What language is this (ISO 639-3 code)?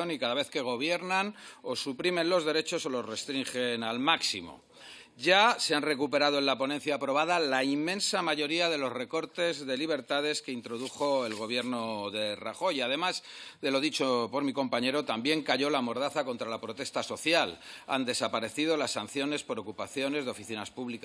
spa